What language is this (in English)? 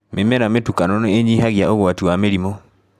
Kikuyu